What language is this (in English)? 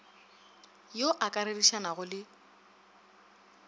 Northern Sotho